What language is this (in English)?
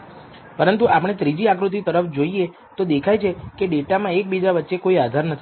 Gujarati